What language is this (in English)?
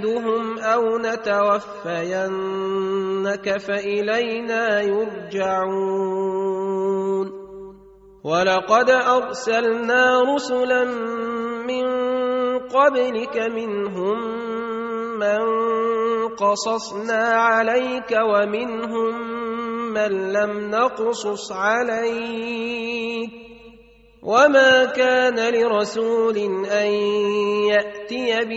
Arabic